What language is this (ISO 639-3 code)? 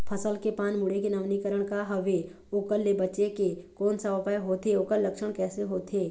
hne